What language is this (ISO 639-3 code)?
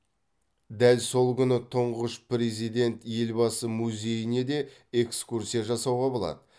kaz